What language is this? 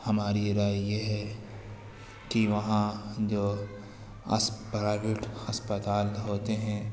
Urdu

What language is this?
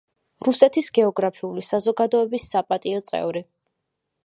Georgian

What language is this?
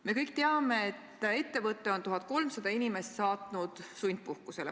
Estonian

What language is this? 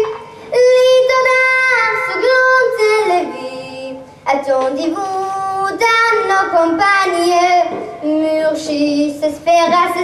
Arabic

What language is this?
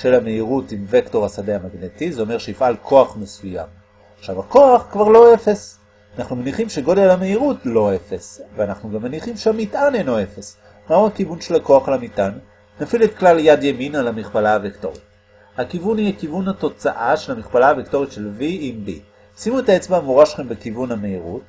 Hebrew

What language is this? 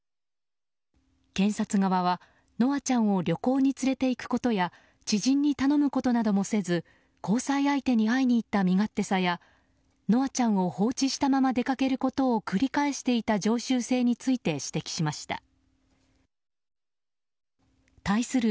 Japanese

